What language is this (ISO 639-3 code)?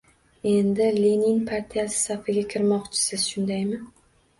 uzb